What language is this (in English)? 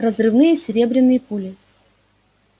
Russian